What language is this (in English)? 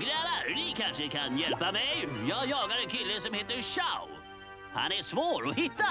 Swedish